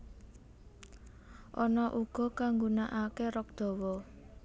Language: Javanese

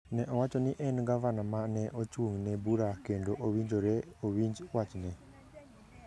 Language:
Luo (Kenya and Tanzania)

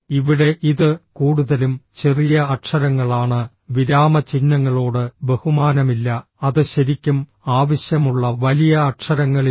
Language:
Malayalam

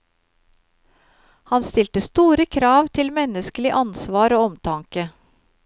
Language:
Norwegian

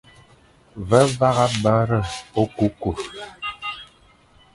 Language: Fang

